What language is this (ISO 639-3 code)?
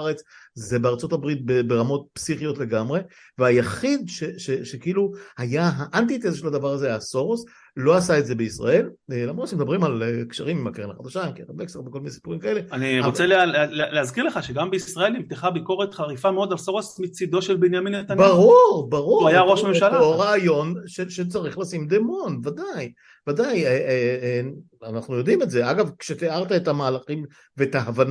heb